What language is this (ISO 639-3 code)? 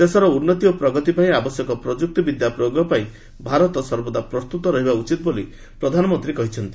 ori